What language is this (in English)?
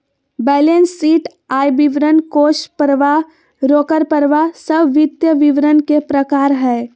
Magahi